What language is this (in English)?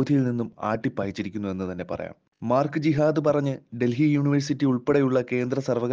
Malayalam